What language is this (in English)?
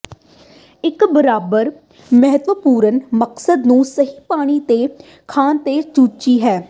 Punjabi